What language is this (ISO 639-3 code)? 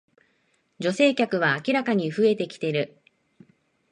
jpn